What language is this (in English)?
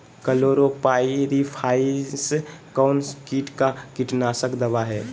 Magahi